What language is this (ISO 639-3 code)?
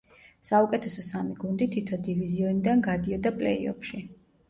kat